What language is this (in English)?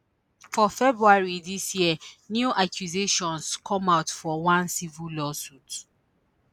Nigerian Pidgin